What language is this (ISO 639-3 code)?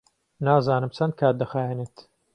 ckb